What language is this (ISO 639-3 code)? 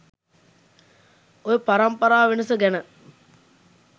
sin